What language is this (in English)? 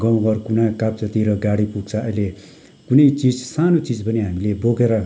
Nepali